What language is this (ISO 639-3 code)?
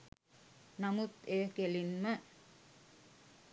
sin